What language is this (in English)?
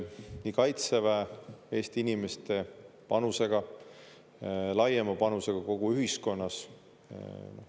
Estonian